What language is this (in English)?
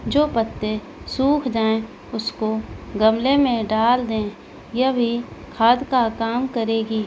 Urdu